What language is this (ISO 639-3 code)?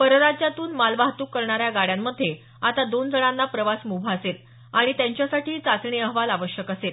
mar